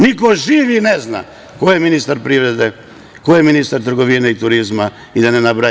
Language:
Serbian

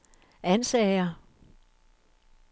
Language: Danish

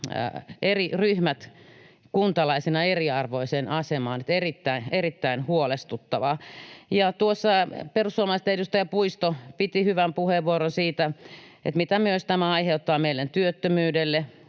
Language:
Finnish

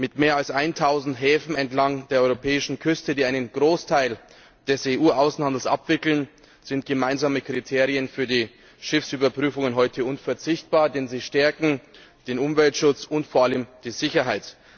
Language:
German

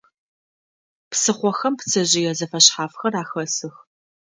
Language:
Adyghe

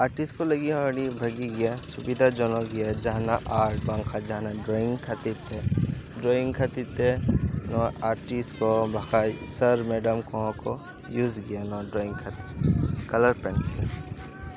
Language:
Santali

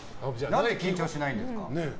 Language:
Japanese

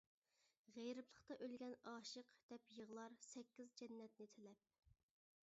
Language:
Uyghur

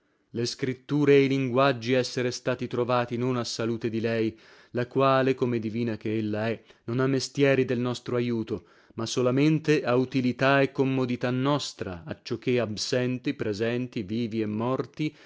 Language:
Italian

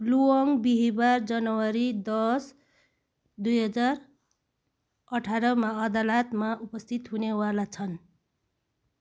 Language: Nepali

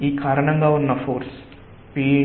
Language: Telugu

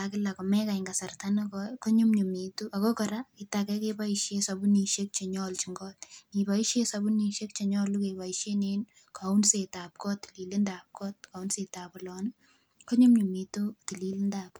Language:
Kalenjin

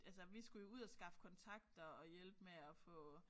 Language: Danish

